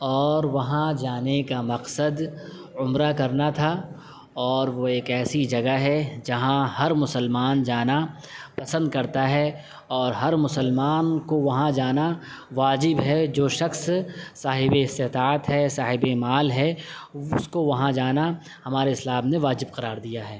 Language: Urdu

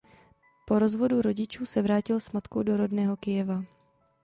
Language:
Czech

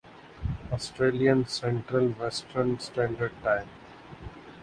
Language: Urdu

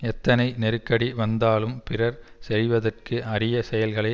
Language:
Tamil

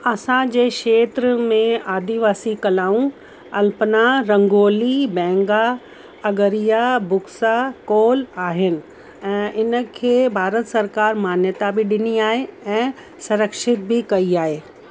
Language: Sindhi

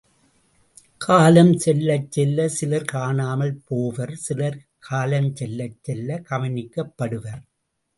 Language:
Tamil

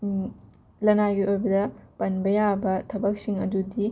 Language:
Manipuri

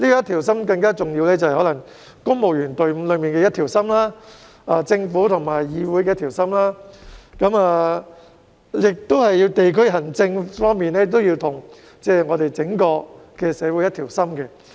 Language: Cantonese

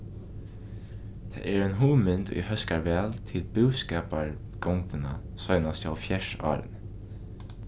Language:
Faroese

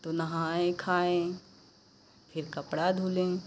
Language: Hindi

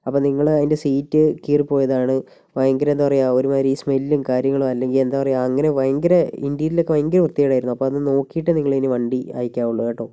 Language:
Malayalam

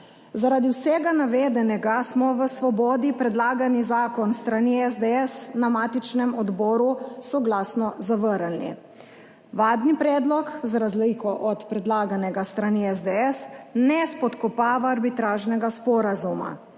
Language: Slovenian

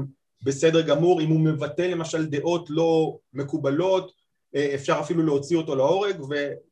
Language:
Hebrew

